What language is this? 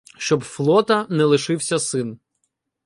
Ukrainian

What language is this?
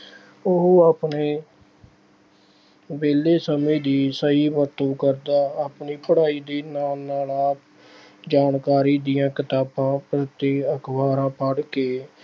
Punjabi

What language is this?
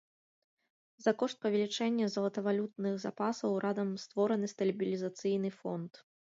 Belarusian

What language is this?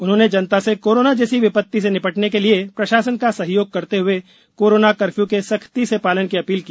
Hindi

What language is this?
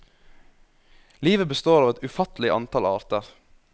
Norwegian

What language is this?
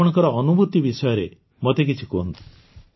Odia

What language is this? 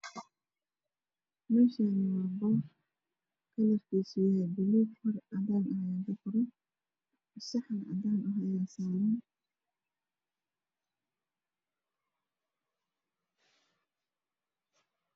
Somali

